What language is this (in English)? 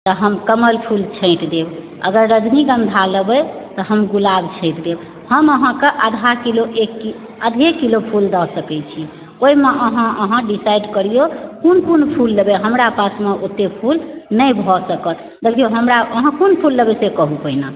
Maithili